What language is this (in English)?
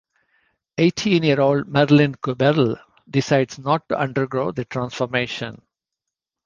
English